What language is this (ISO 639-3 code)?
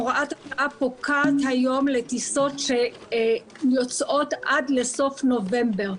heb